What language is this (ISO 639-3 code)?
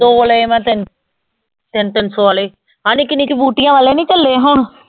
pan